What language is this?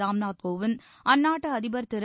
Tamil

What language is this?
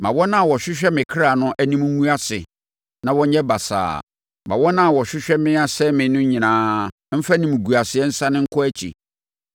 Akan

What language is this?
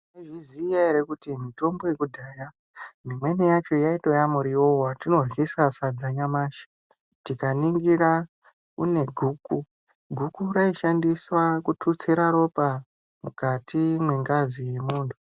Ndau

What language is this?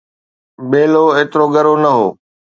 Sindhi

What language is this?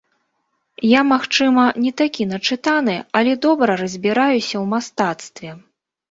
Belarusian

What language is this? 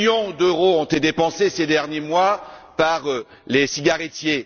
French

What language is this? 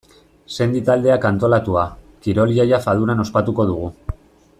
Basque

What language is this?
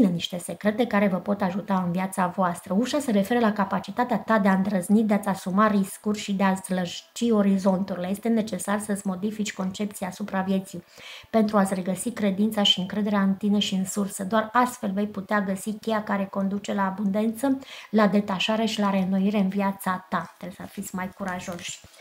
Romanian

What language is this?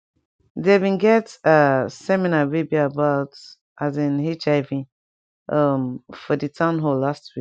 Nigerian Pidgin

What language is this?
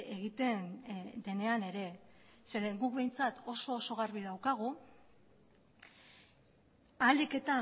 Basque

